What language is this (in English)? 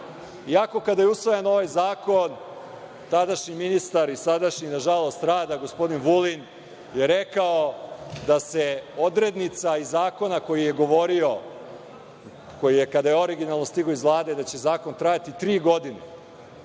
Serbian